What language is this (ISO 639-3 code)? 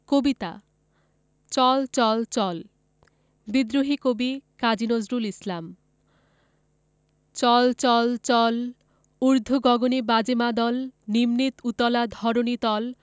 ben